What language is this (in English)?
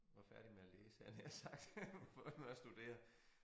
Danish